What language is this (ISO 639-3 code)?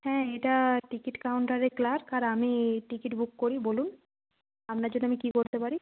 ben